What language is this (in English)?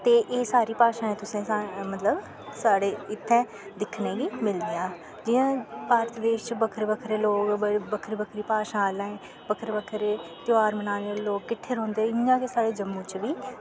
Dogri